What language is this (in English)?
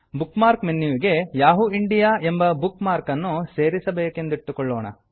Kannada